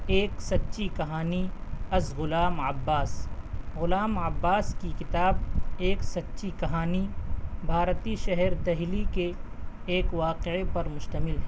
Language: Urdu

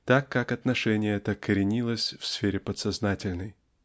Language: Russian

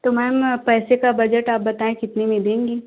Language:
Hindi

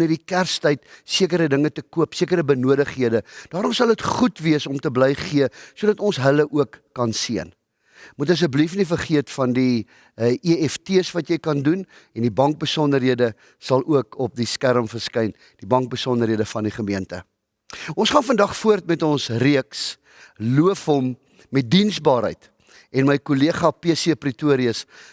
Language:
Dutch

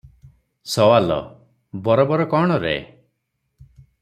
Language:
Odia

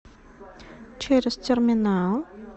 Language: Russian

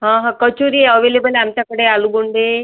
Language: Marathi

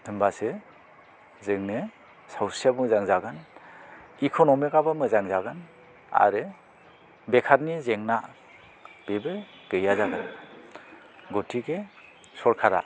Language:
Bodo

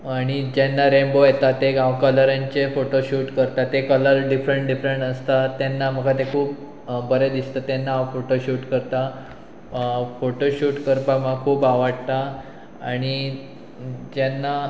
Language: Konkani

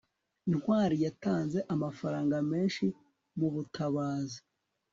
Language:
Kinyarwanda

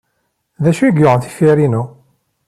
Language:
Kabyle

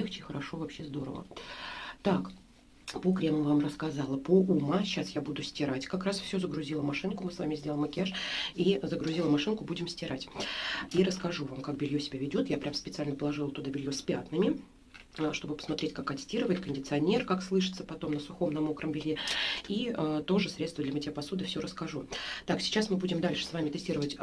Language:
Russian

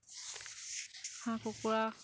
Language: Assamese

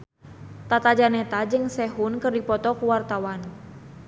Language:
Sundanese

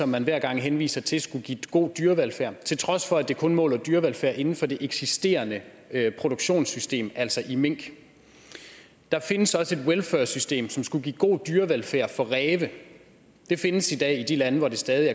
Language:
Danish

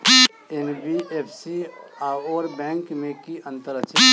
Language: Maithili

